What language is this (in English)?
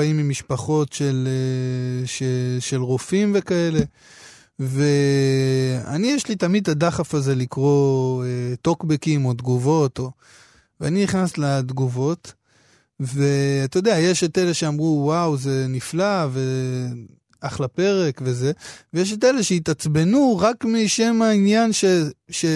Hebrew